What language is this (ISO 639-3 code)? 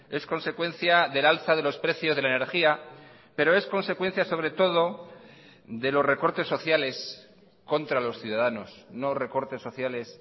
spa